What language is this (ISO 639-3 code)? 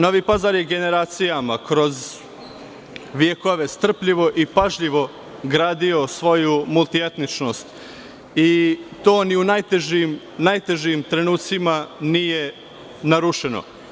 srp